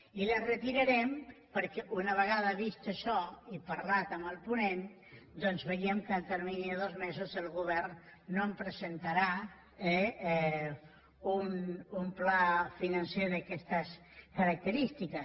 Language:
Catalan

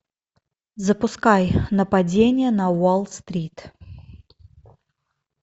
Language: Russian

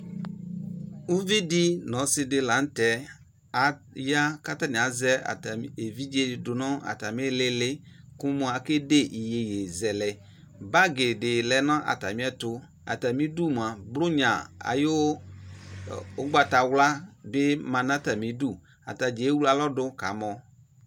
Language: Ikposo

